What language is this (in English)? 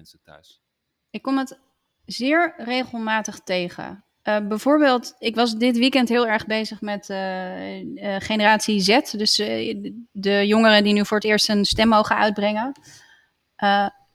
Dutch